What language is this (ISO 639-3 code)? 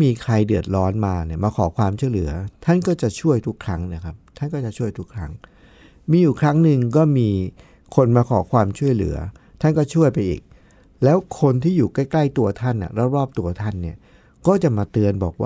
tha